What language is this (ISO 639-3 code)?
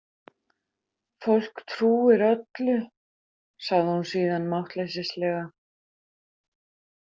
isl